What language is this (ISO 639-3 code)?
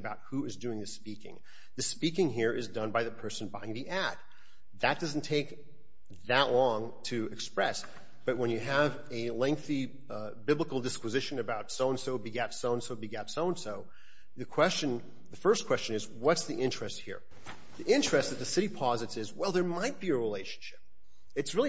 eng